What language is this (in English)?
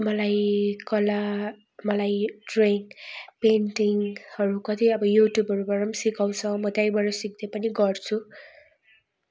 Nepali